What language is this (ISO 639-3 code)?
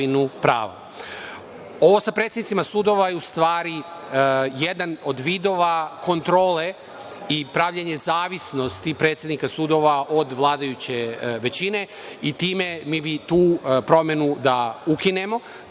srp